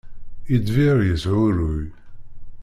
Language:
Kabyle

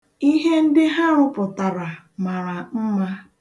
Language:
Igbo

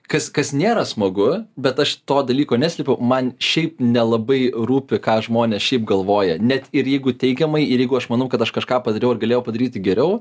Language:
Lithuanian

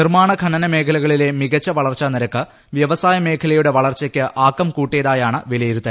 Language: Malayalam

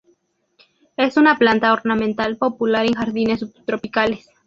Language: Spanish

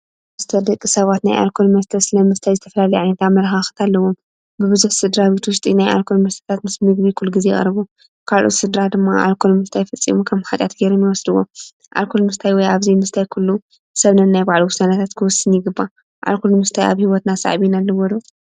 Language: Tigrinya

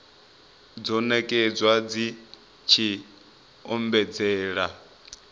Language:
Venda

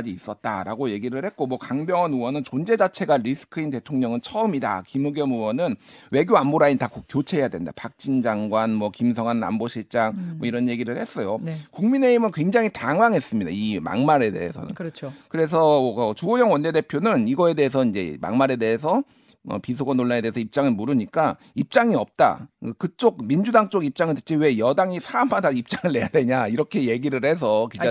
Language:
Korean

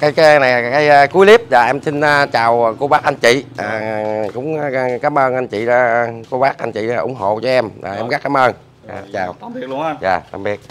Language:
Vietnamese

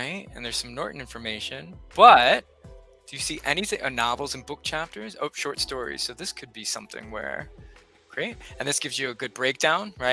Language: English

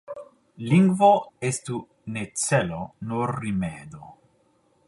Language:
Esperanto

